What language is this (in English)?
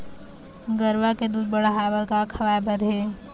Chhattisgarhi